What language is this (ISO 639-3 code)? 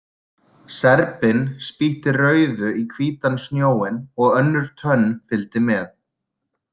isl